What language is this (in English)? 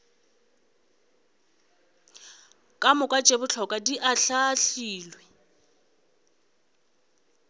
Northern Sotho